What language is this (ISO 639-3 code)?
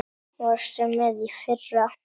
isl